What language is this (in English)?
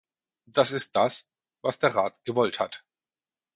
German